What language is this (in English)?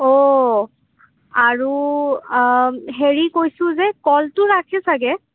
Assamese